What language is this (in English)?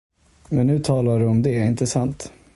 Swedish